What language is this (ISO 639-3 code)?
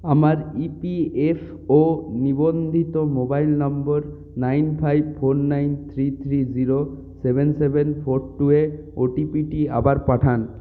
ben